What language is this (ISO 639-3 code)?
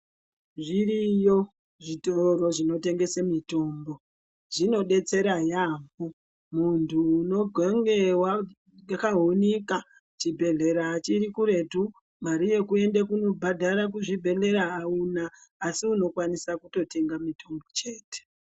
ndc